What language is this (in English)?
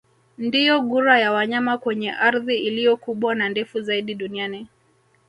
Swahili